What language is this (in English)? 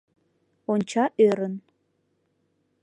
Mari